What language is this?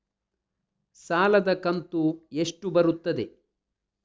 Kannada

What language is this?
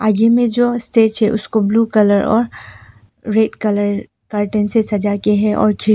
Hindi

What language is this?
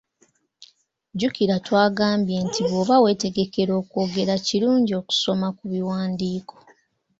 Ganda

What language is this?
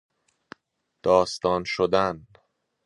Persian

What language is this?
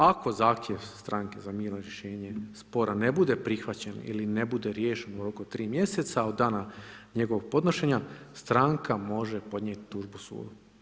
Croatian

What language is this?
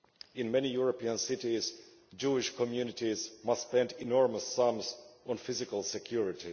English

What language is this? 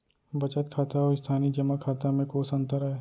Chhattisgarhi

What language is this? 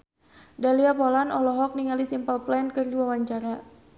Sundanese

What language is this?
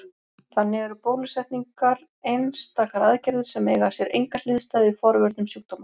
Icelandic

